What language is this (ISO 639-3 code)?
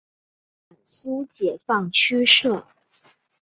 zho